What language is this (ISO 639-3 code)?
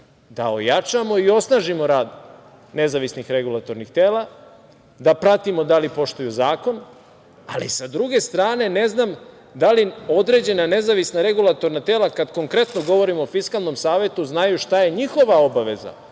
srp